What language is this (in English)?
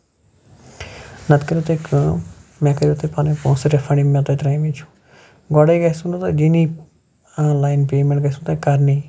Kashmiri